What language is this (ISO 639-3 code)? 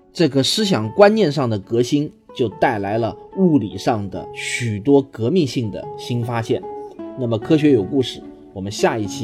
zho